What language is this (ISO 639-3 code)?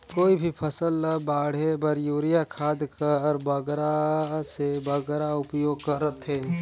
hne